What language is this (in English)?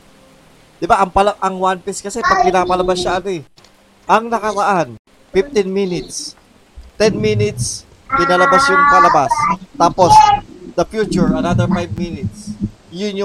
Filipino